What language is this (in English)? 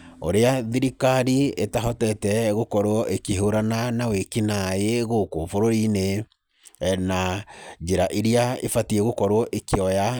Kikuyu